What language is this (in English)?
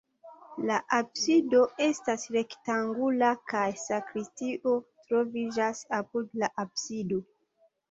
Esperanto